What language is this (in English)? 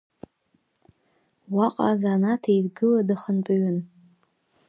Abkhazian